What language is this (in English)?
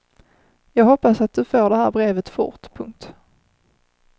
Swedish